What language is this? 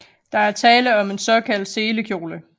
Danish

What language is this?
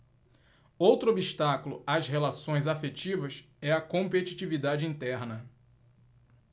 Portuguese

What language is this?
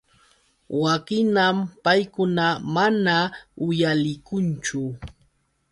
Yauyos Quechua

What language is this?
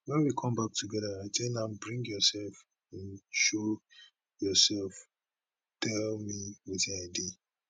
Nigerian Pidgin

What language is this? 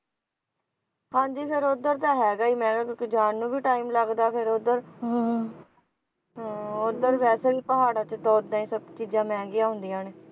Punjabi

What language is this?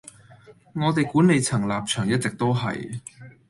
Cantonese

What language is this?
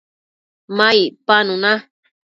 Matsés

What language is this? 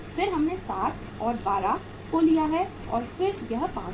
Hindi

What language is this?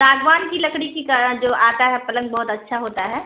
Urdu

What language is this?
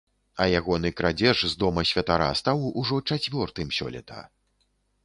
Belarusian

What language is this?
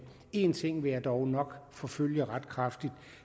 Danish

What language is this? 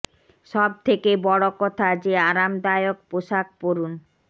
Bangla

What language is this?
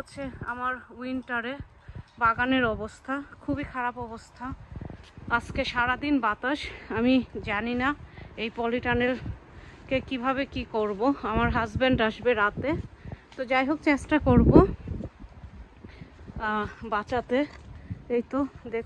Turkish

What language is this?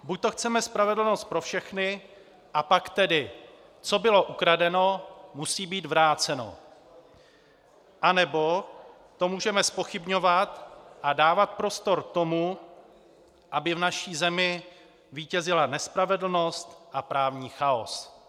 Czech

